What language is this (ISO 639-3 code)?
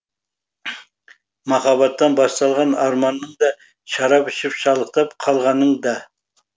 kaz